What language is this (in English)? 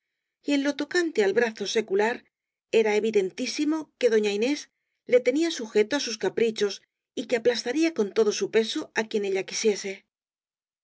Spanish